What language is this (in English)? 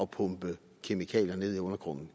Danish